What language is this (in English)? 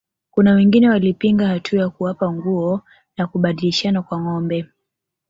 Swahili